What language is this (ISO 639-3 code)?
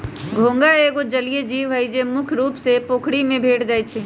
mag